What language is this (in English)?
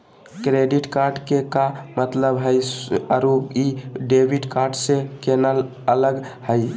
Magahi